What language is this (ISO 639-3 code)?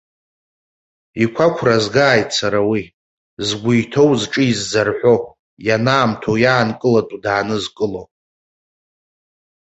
abk